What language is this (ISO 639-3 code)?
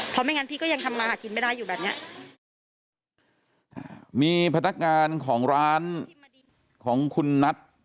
tha